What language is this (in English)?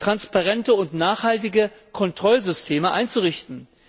German